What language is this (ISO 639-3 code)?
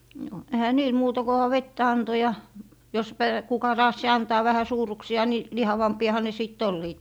fin